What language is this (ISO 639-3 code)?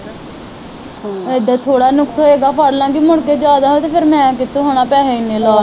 pan